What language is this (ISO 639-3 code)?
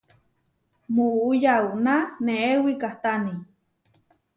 var